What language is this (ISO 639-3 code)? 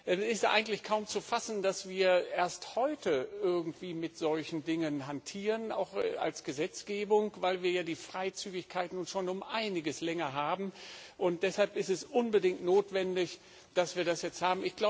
deu